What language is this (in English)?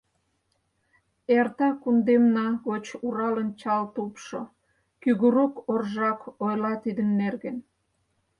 Mari